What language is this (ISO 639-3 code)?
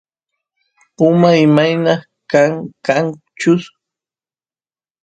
qus